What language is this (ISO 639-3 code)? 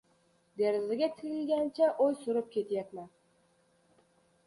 uzb